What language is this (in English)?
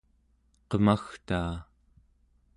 Central Yupik